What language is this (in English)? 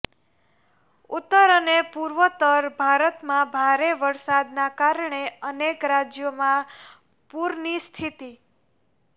Gujarati